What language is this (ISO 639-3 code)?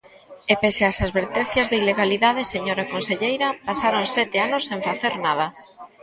glg